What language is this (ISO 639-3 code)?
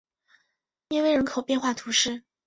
zho